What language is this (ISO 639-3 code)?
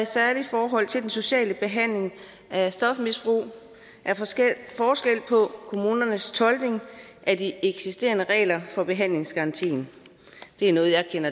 dan